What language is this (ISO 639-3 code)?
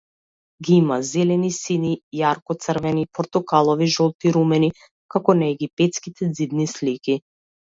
mkd